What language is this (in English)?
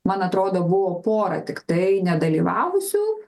Lithuanian